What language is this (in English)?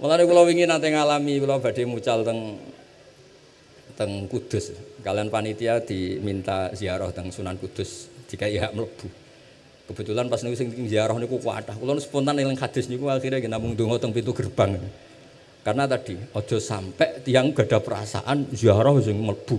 Indonesian